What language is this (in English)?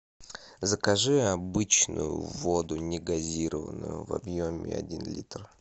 Russian